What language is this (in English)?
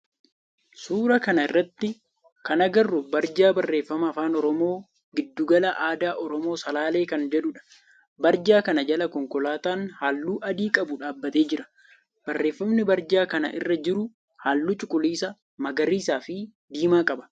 Oromo